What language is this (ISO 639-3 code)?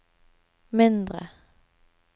nor